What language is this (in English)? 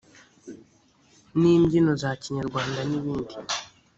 Kinyarwanda